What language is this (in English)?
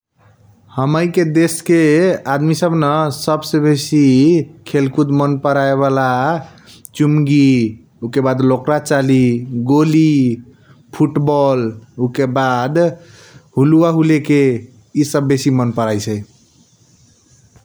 Kochila Tharu